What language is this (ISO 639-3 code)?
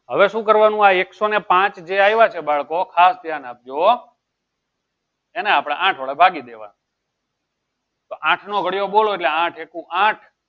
guj